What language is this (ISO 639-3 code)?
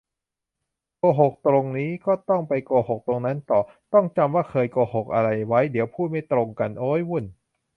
tha